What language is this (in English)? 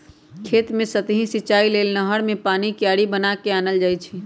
Magahi